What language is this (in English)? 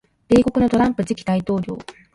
Japanese